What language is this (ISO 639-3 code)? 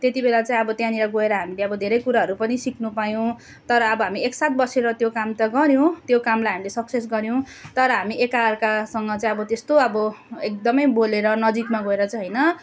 nep